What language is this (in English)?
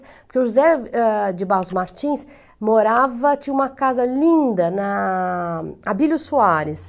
Portuguese